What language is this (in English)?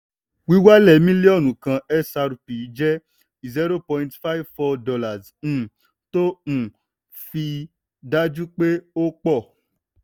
Yoruba